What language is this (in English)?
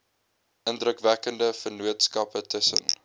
Afrikaans